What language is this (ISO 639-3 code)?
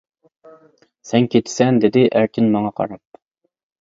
uig